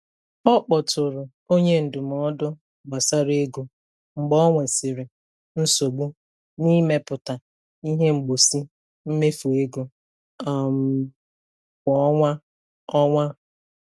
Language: Igbo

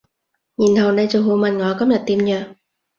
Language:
Cantonese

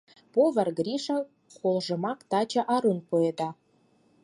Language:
Mari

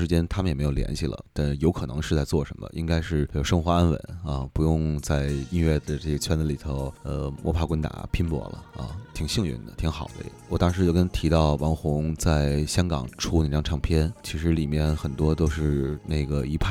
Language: Chinese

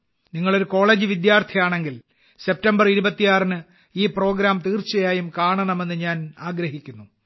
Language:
Malayalam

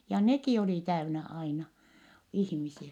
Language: Finnish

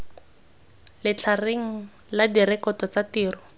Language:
Tswana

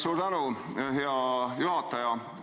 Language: Estonian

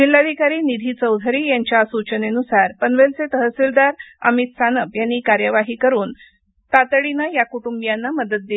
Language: Marathi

